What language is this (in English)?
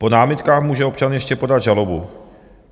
Czech